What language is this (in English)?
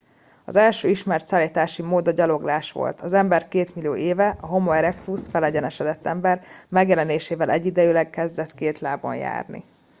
Hungarian